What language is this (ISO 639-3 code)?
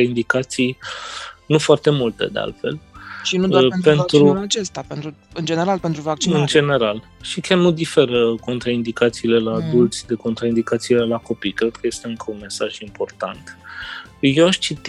ron